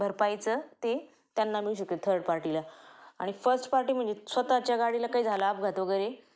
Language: Marathi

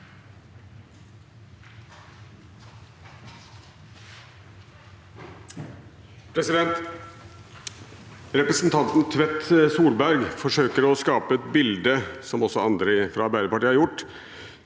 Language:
Norwegian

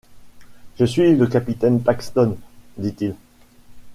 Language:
French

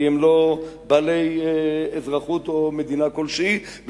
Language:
Hebrew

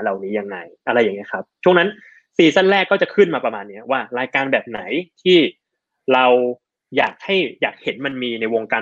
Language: Thai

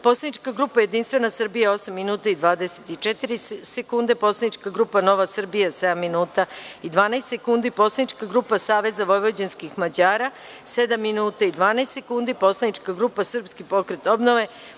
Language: Serbian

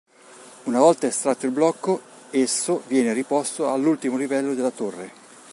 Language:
Italian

